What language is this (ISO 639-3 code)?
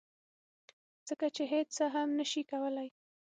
pus